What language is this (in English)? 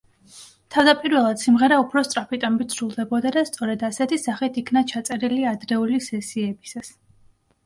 Georgian